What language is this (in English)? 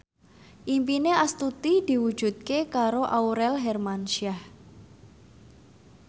Javanese